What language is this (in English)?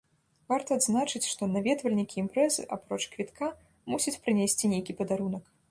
Belarusian